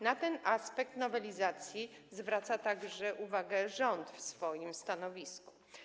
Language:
Polish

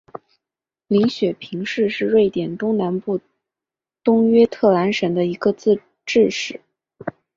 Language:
Chinese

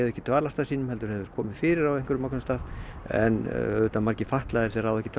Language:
Icelandic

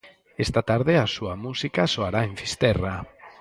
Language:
Galician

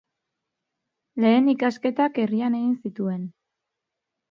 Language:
Basque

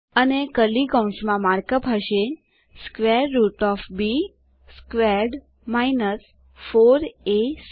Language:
Gujarati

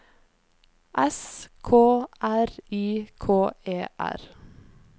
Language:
Norwegian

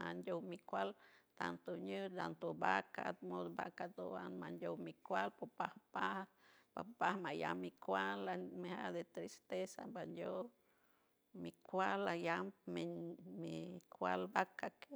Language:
San Francisco Del Mar Huave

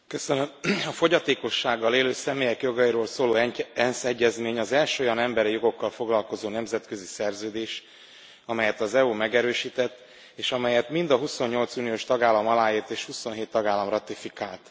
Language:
Hungarian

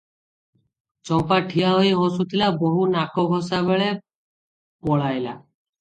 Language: Odia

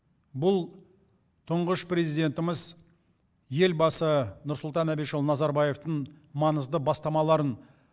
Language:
Kazakh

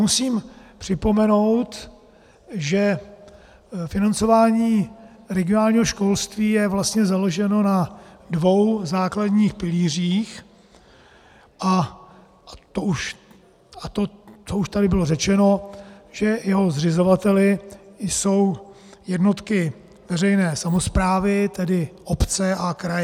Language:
Czech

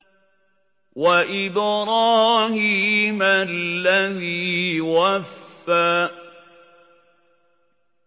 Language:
Arabic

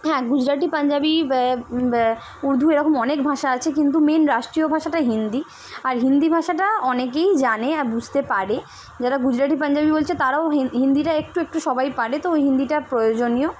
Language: Bangla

